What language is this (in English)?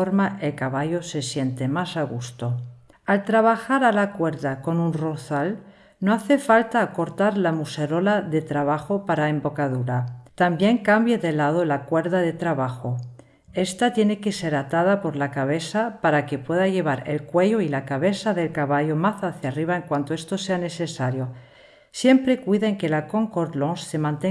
Spanish